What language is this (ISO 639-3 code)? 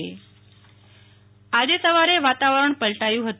guj